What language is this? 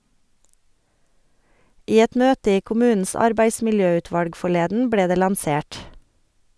Norwegian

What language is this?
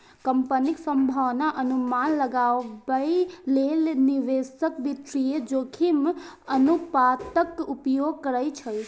Maithili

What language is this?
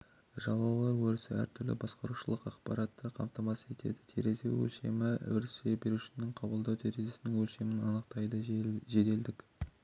Kazakh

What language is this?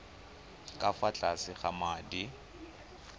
Tswana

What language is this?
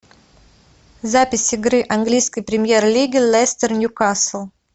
Russian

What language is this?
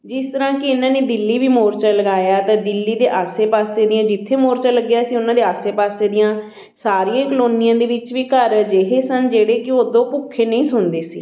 Punjabi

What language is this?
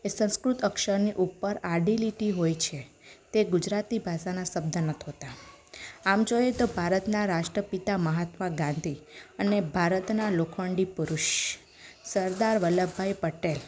Gujarati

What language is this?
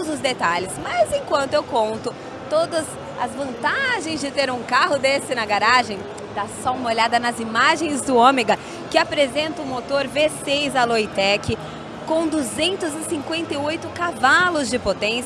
Portuguese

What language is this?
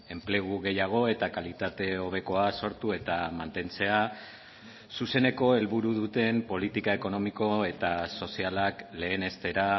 Basque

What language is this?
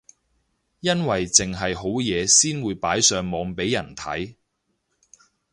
Cantonese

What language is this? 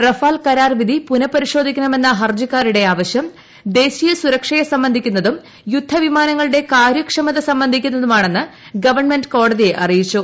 Malayalam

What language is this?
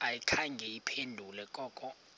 Xhosa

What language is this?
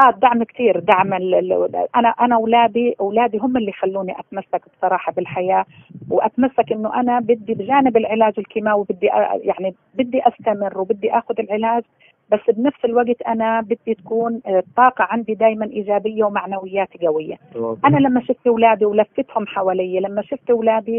Arabic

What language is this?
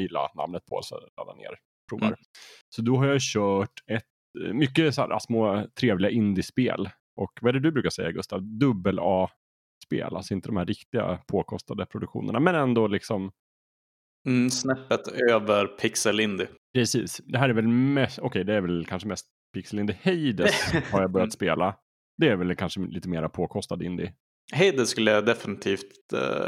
Swedish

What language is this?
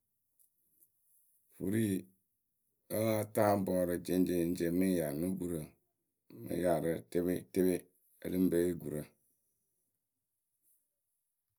Akebu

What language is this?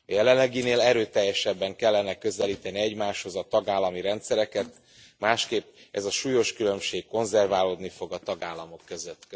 Hungarian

